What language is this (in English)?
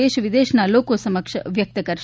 Gujarati